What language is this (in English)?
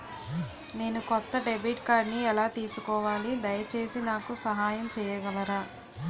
Telugu